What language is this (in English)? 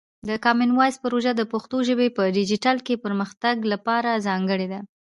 Pashto